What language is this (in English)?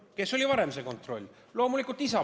Estonian